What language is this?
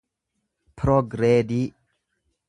Oromo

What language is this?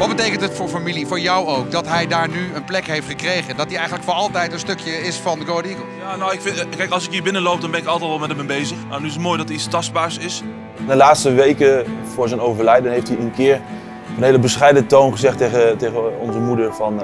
Dutch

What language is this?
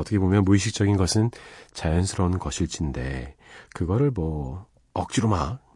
Korean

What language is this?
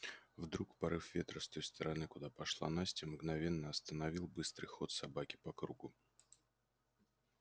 Russian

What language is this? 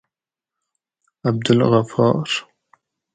Gawri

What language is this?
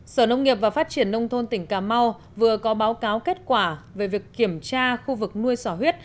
Vietnamese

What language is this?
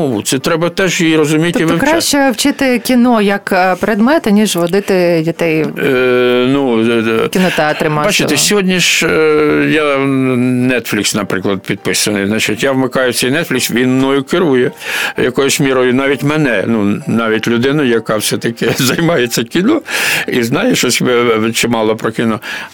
Ukrainian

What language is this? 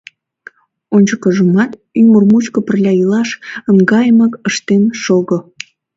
Mari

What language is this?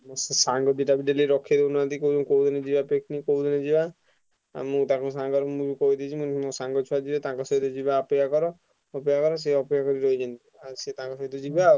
Odia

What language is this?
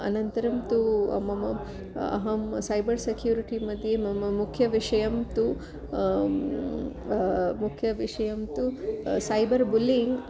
Sanskrit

